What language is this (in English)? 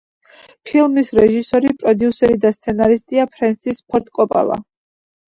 Georgian